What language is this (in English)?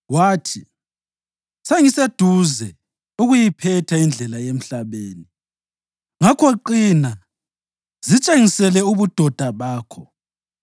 North Ndebele